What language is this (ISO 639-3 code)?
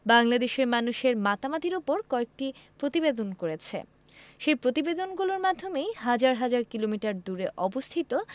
ben